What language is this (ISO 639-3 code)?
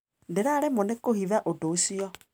kik